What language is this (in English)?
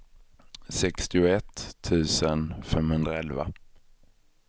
Swedish